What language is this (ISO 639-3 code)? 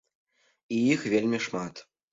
bel